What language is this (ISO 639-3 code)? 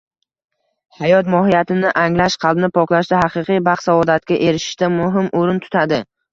uzb